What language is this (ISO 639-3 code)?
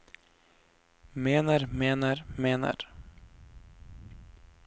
nor